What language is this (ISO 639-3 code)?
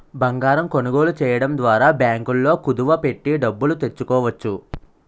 tel